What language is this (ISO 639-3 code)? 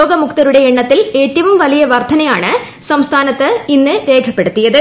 mal